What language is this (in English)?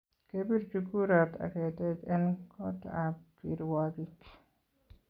Kalenjin